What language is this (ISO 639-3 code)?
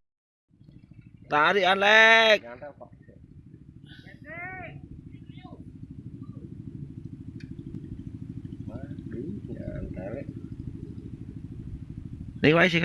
ind